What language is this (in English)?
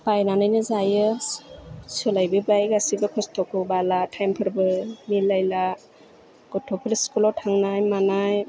Bodo